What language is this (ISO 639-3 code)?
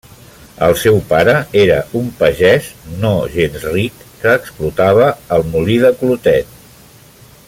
cat